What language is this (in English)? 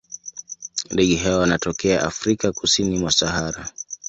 Swahili